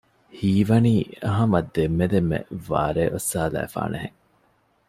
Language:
Divehi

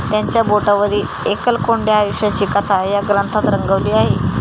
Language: Marathi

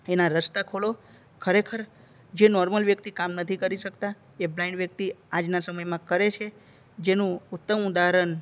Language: Gujarati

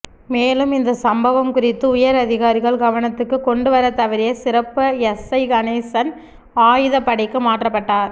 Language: Tamil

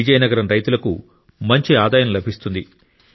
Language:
Telugu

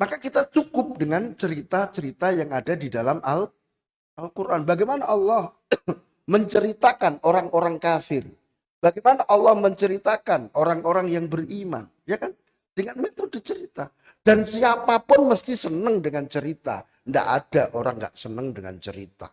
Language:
Indonesian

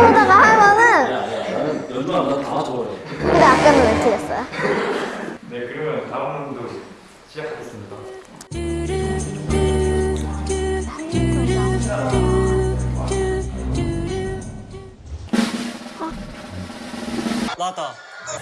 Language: Korean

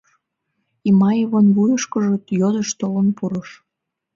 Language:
Mari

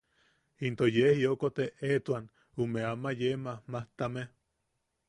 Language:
Yaqui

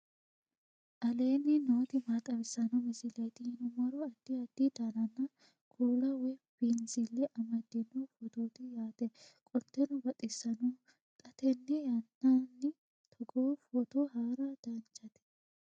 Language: Sidamo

